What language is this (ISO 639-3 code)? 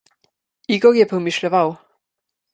slv